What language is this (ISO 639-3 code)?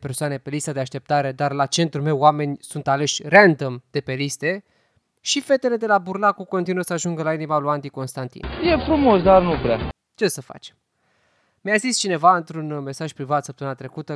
ron